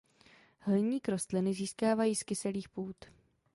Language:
Czech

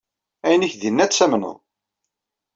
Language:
Kabyle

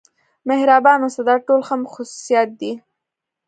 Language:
Pashto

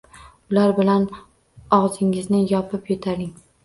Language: Uzbek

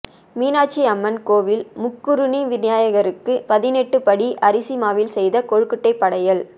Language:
Tamil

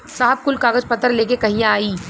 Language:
Bhojpuri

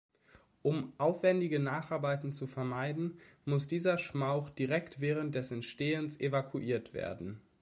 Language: German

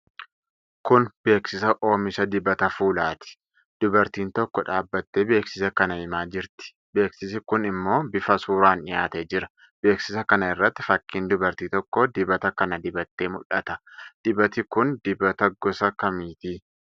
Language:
Oromo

